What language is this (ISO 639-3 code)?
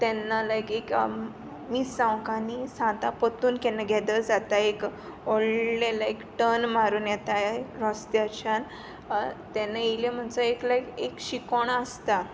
kok